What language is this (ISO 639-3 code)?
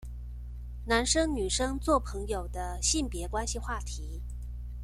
zho